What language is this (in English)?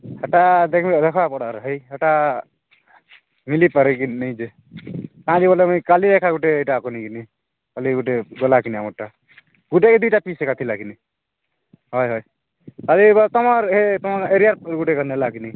Odia